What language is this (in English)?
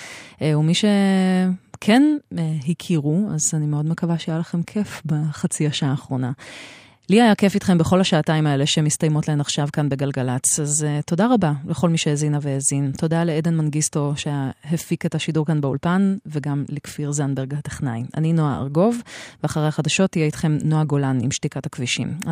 Hebrew